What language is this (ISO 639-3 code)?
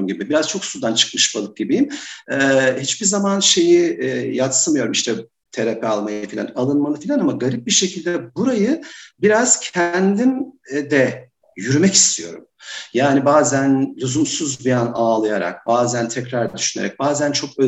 tur